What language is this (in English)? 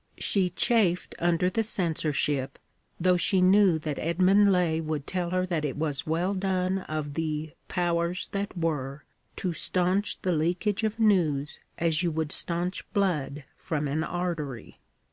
English